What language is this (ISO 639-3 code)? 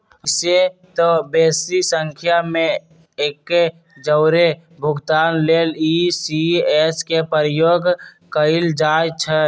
mag